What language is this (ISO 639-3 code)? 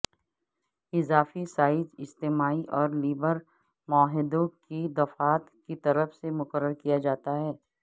urd